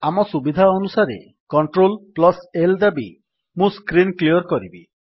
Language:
Odia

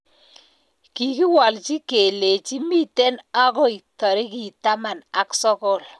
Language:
Kalenjin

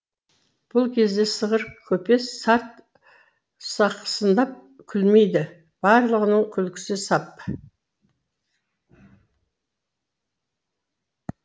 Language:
Kazakh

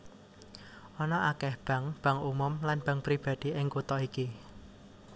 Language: Javanese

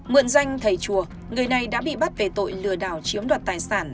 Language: Vietnamese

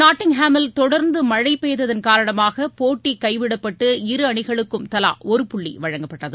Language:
Tamil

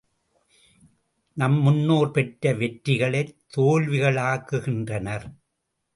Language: Tamil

